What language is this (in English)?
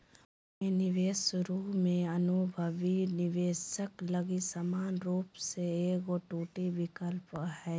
Magahi